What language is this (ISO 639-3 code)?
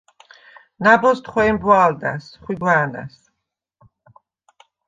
sva